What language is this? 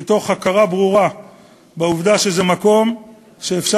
Hebrew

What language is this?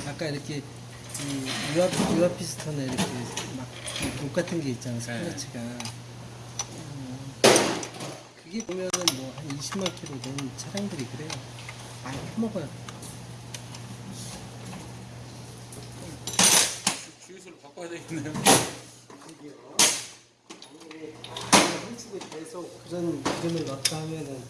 Korean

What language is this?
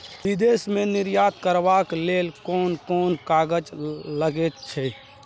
Maithili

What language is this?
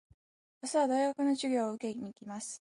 Japanese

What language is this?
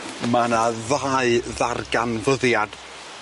Welsh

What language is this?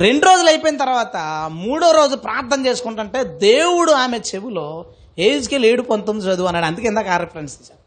Telugu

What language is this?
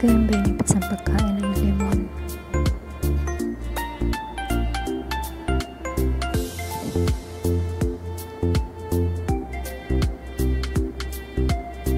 Dutch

